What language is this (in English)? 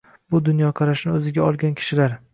Uzbek